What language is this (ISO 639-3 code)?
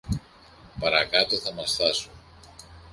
ell